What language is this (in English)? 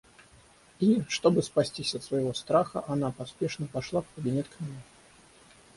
Russian